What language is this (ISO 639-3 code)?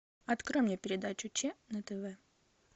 rus